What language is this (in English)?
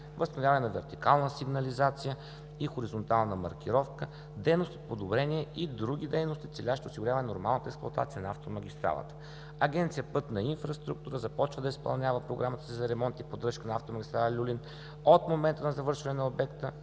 Bulgarian